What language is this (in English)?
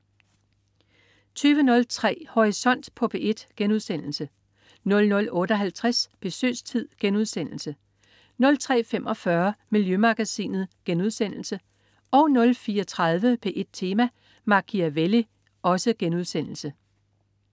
Danish